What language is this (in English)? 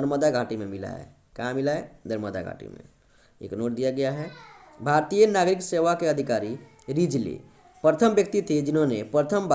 Hindi